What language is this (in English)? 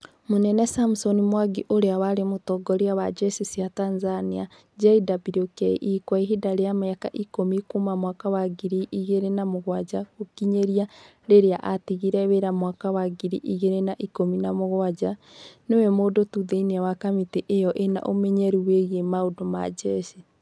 Kikuyu